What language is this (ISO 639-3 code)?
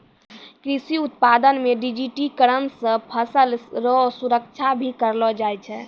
mai